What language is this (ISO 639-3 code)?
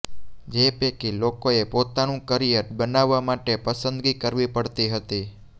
guj